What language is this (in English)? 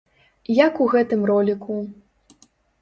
Belarusian